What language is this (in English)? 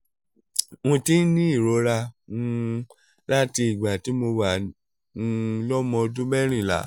Yoruba